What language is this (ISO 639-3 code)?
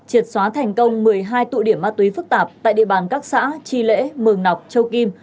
vie